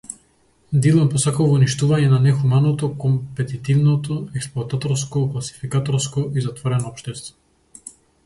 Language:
Macedonian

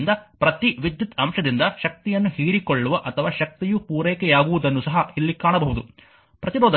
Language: Kannada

